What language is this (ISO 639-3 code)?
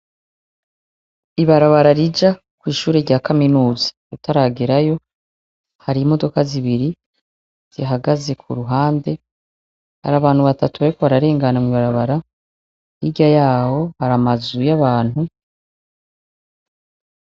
run